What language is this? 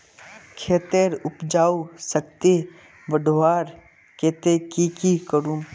Magahi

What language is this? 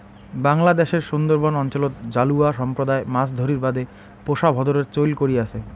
Bangla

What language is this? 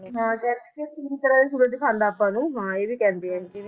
Punjabi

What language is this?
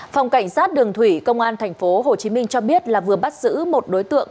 Vietnamese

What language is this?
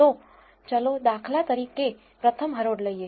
Gujarati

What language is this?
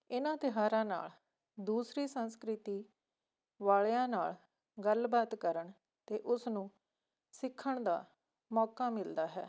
Punjabi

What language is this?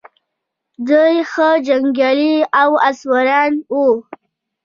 Pashto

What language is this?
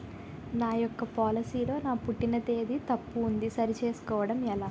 Telugu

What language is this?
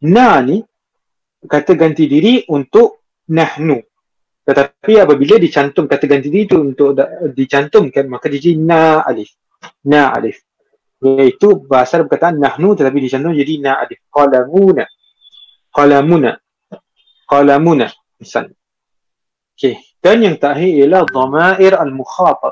Malay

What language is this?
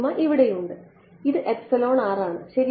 Malayalam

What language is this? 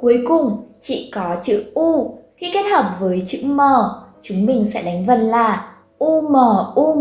Vietnamese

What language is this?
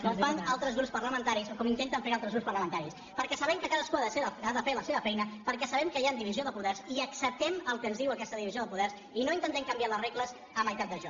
Catalan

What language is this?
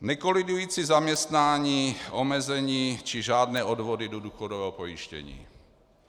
Czech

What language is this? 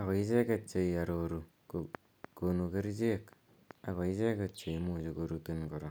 Kalenjin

